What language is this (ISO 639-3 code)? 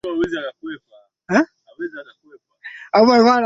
swa